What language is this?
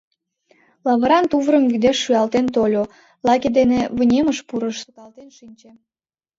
Mari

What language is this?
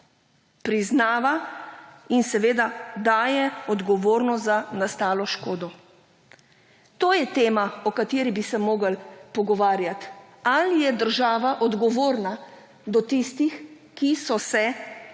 Slovenian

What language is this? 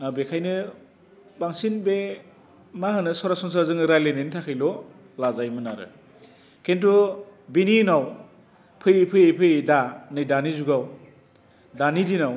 Bodo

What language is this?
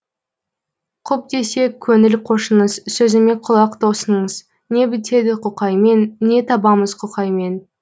Kazakh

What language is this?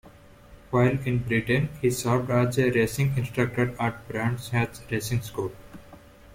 English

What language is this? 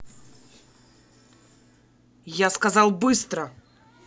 Russian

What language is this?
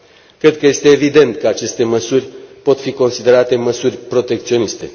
Romanian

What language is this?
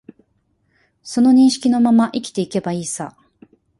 Japanese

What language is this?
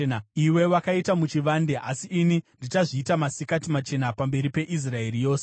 Shona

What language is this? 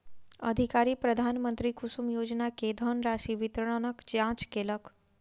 Maithili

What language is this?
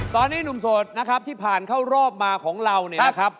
Thai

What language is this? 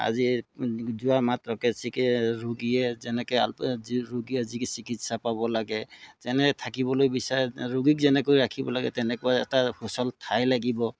Assamese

